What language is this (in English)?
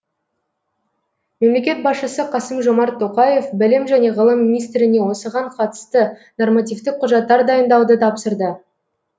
Kazakh